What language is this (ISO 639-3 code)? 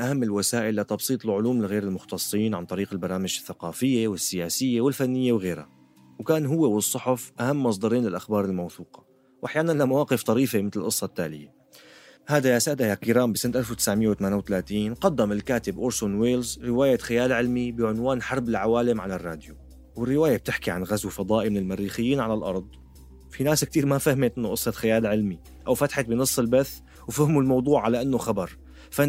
ara